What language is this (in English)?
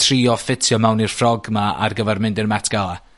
Welsh